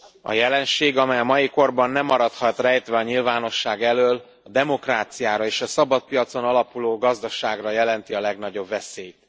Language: Hungarian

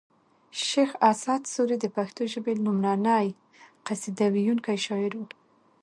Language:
Pashto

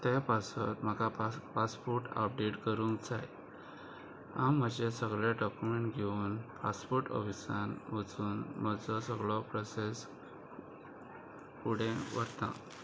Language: Konkani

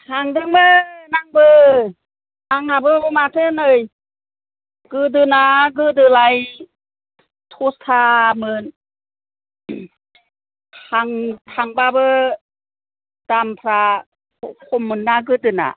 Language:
Bodo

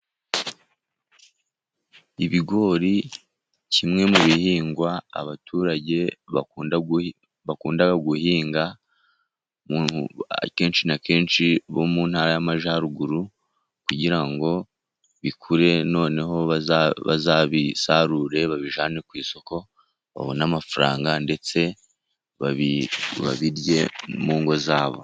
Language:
Kinyarwanda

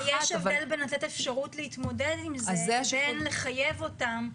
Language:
Hebrew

